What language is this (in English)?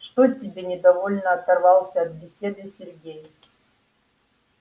Russian